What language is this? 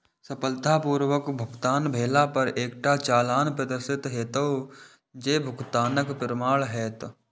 Maithili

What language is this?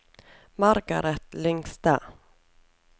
Norwegian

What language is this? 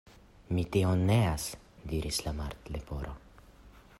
Esperanto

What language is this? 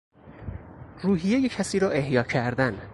Persian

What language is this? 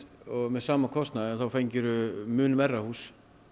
Icelandic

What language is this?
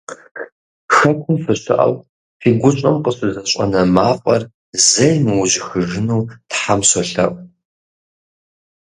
Kabardian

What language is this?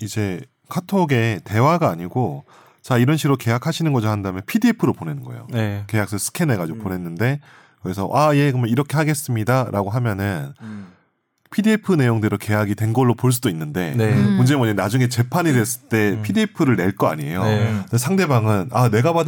Korean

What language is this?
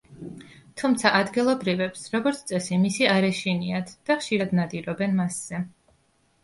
Georgian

